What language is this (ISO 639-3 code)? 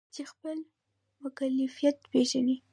pus